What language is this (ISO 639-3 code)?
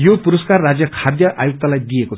nep